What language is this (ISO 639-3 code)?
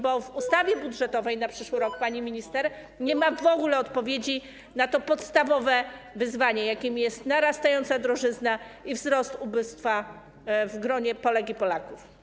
pol